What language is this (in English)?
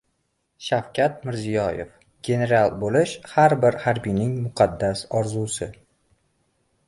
Uzbek